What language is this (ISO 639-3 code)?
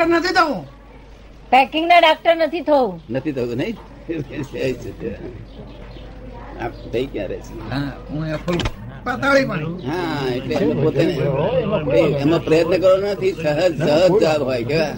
guj